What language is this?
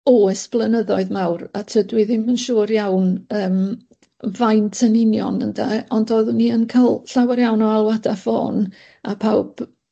Welsh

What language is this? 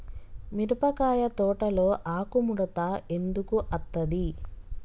Telugu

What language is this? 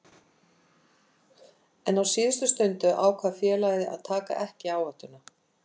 Icelandic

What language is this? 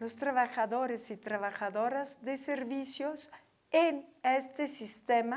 Spanish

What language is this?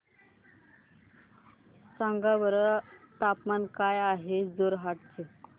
Marathi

